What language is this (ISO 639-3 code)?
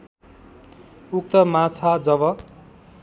nep